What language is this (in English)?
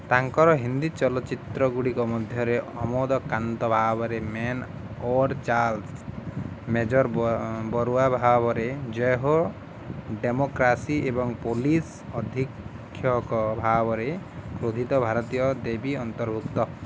Odia